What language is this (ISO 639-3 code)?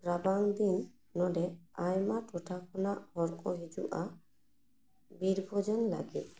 sat